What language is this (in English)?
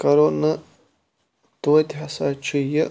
Kashmiri